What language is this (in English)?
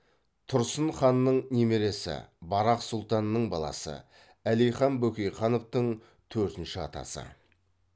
Kazakh